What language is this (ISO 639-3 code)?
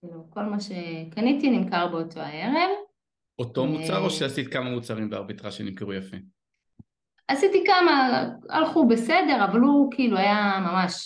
heb